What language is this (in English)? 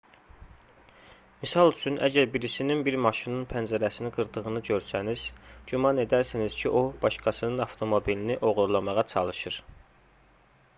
Azerbaijani